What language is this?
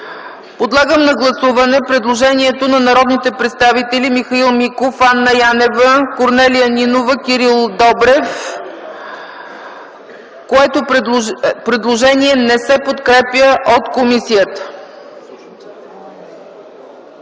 Bulgarian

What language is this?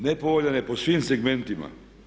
Croatian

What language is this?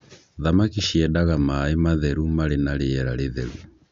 Kikuyu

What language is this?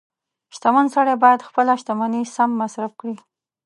Pashto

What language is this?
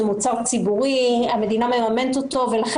Hebrew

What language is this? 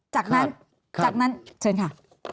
Thai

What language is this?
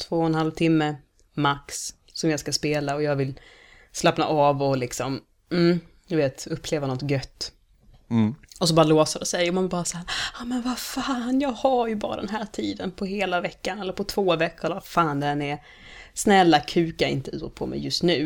Swedish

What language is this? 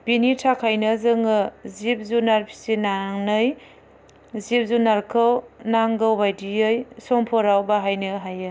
Bodo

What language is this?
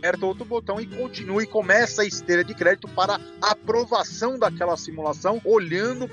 Portuguese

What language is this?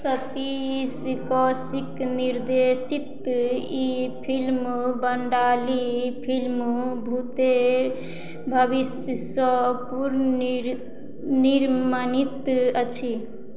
Maithili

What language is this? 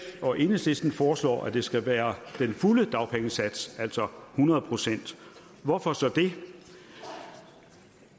Danish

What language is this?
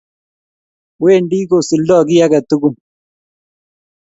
Kalenjin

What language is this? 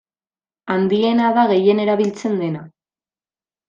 Basque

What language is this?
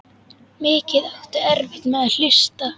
Icelandic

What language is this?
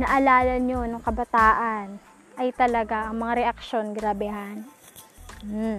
Filipino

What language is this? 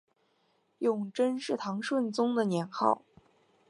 Chinese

